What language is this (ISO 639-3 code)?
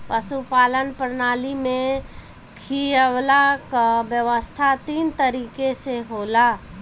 bho